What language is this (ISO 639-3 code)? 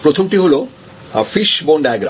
ben